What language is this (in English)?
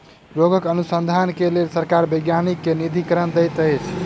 Maithili